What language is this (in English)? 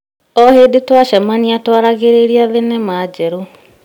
Kikuyu